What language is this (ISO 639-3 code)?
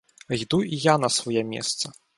ukr